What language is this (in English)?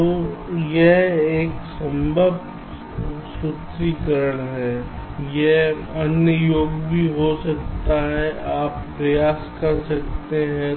Hindi